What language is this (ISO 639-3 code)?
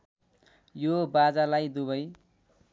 nep